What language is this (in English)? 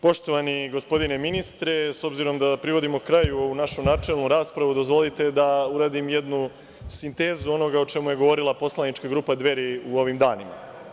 Serbian